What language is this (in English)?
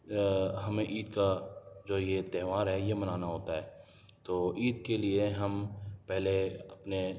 Urdu